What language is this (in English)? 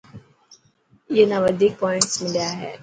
Dhatki